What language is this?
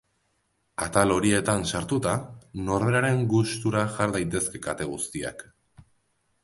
Basque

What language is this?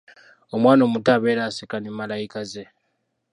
Ganda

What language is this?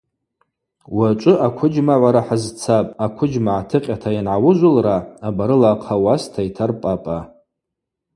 Abaza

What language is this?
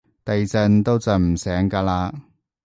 Cantonese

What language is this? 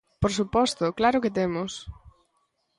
Galician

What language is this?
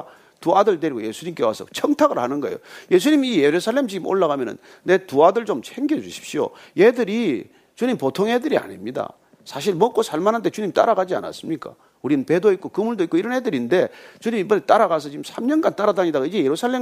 Korean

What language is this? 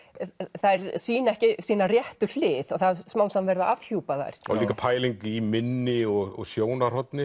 Icelandic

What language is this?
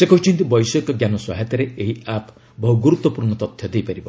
Odia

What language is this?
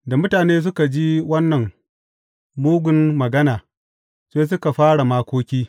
Hausa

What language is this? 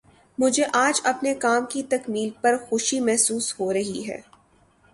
Urdu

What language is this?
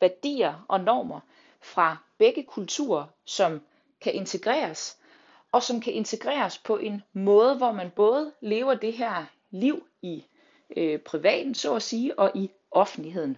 Danish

